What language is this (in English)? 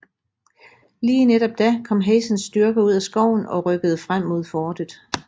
Danish